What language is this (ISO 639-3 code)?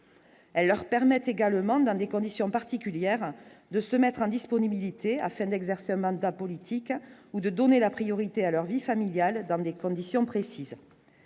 fra